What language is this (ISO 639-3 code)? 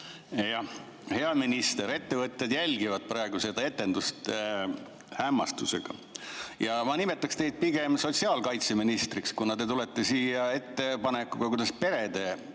est